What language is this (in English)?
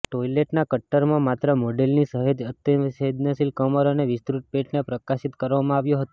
Gujarati